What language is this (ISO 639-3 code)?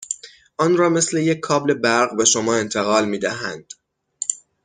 fas